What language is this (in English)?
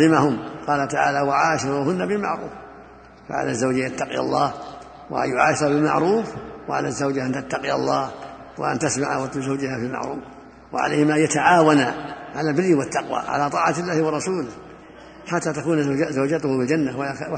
Arabic